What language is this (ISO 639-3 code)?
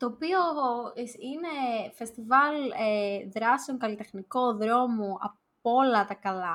ell